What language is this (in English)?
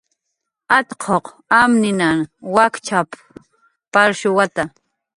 Jaqaru